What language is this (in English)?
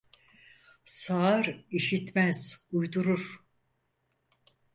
Turkish